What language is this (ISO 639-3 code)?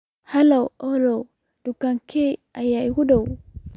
som